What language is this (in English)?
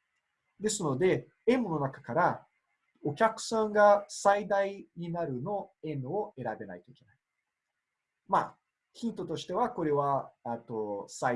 Japanese